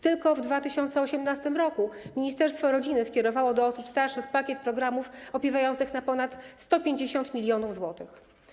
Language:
Polish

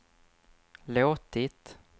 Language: Swedish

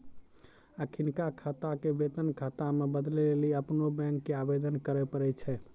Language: Maithili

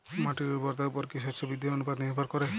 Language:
Bangla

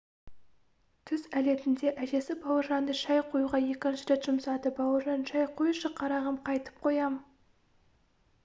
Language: Kazakh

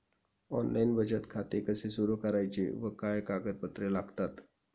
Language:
Marathi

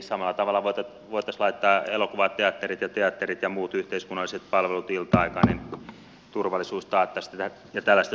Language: Finnish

